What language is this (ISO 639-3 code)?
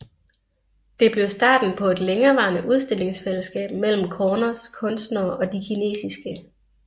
dan